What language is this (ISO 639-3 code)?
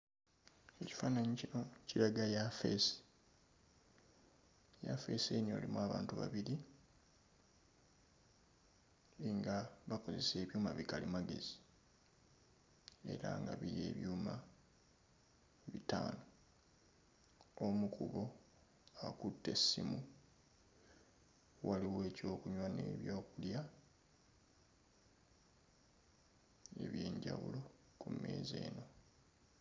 lug